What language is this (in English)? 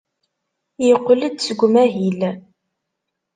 Kabyle